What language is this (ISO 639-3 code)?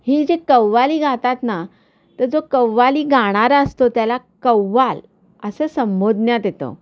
mar